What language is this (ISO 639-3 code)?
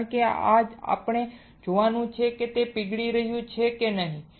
guj